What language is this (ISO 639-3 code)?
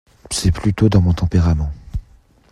fra